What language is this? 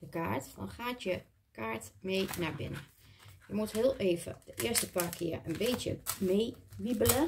Dutch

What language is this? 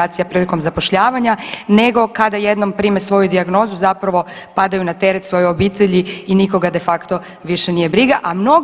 Croatian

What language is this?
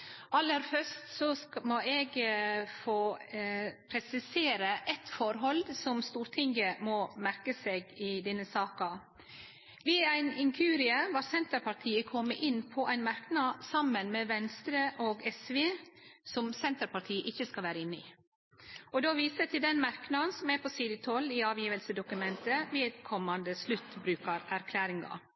Norwegian Nynorsk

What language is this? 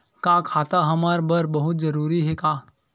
Chhattisgarhi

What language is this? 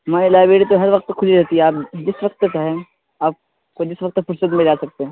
Urdu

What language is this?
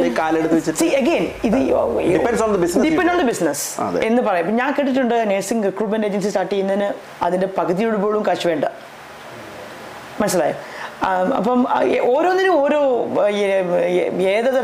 Malayalam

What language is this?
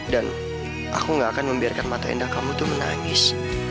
Indonesian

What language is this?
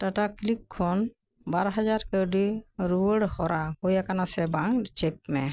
Santali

